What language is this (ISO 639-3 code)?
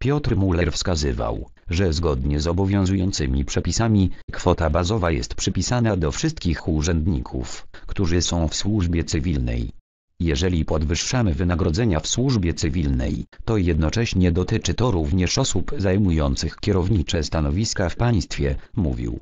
pol